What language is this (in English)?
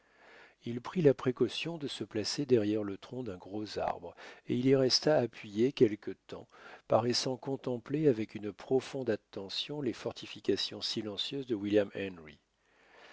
French